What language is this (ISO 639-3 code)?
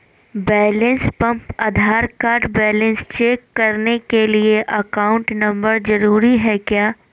mag